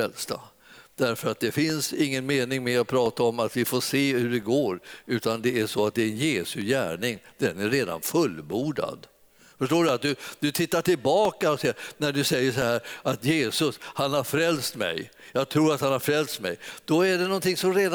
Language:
Swedish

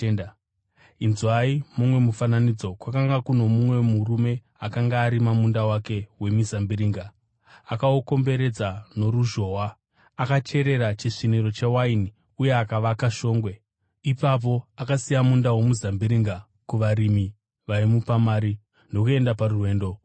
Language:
Shona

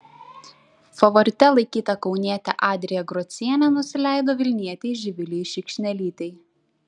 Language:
Lithuanian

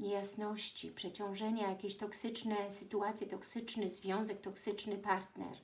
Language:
Polish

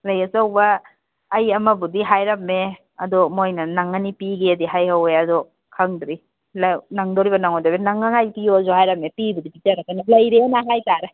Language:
Manipuri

